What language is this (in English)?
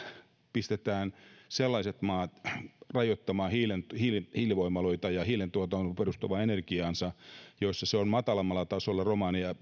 Finnish